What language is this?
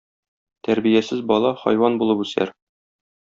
Tatar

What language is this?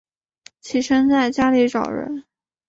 Chinese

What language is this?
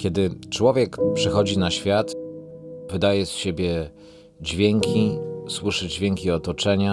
Polish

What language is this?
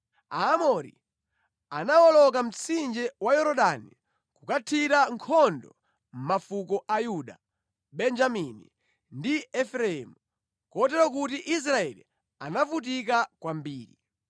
Nyanja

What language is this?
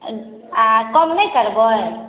Maithili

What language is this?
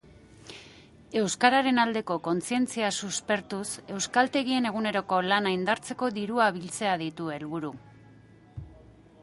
Basque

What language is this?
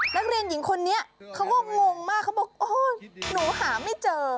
Thai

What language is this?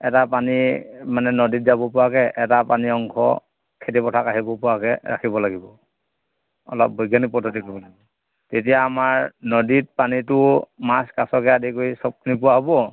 Assamese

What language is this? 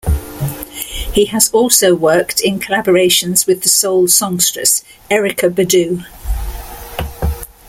English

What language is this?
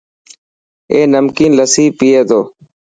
Dhatki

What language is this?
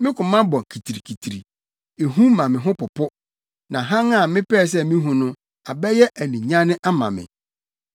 Akan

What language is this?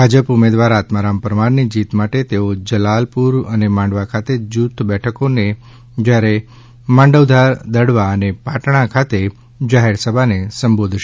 Gujarati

